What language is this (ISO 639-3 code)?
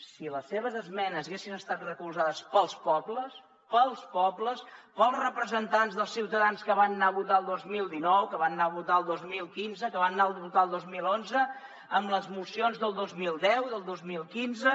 cat